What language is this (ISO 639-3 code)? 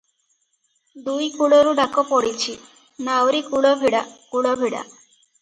ori